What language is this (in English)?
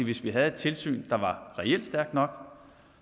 Danish